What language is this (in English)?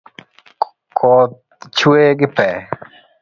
Luo (Kenya and Tanzania)